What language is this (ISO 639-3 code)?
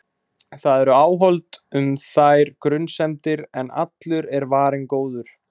isl